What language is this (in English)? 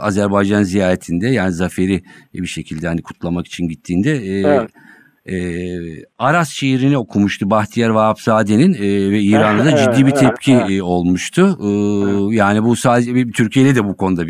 Turkish